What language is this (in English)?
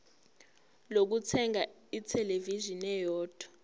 Zulu